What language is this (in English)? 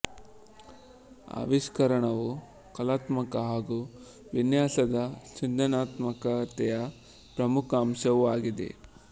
Kannada